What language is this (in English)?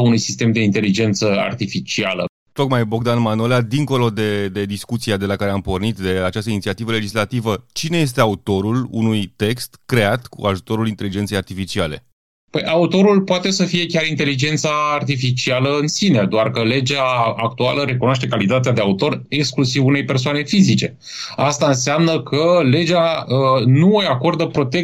Romanian